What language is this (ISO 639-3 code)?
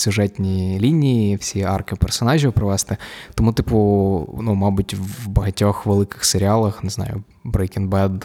ukr